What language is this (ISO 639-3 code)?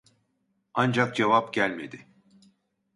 tur